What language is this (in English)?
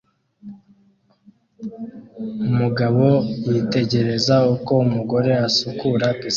Kinyarwanda